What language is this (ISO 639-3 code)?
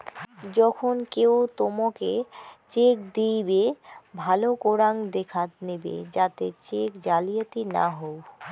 ben